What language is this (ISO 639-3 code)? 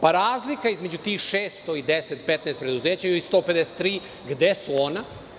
srp